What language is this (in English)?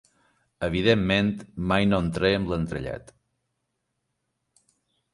Catalan